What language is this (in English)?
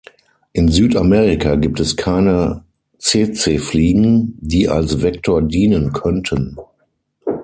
German